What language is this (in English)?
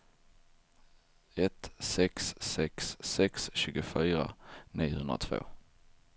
Swedish